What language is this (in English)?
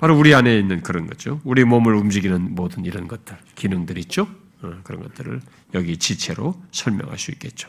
Korean